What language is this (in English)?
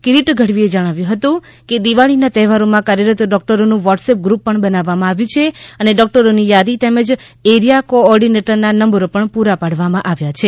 Gujarati